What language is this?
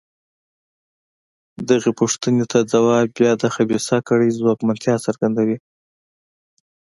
Pashto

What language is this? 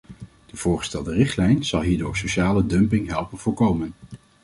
Dutch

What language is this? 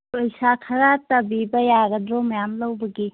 Manipuri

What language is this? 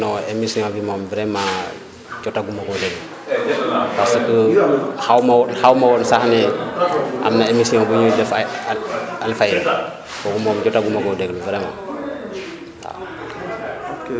Wolof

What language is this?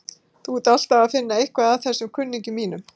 Icelandic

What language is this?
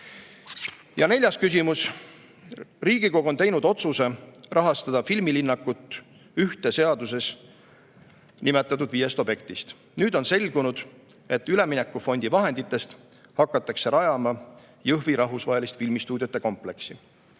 Estonian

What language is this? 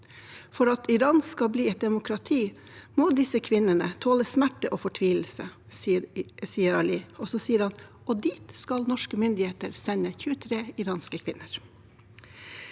Norwegian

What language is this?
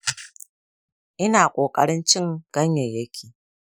Hausa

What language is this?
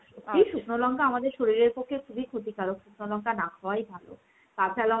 Bangla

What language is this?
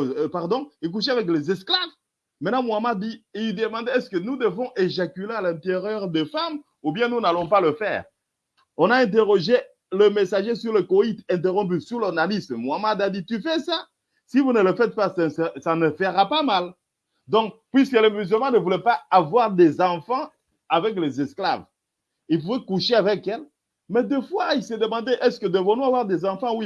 French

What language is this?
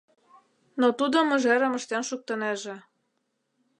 Mari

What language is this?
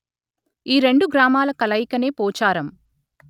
Telugu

